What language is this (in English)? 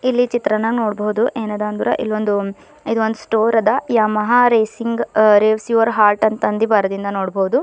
Kannada